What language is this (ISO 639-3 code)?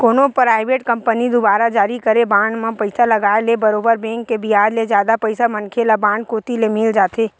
hne